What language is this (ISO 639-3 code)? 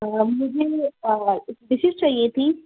urd